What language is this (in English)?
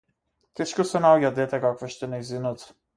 Macedonian